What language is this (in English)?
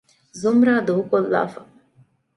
Divehi